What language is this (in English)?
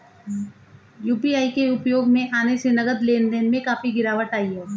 Hindi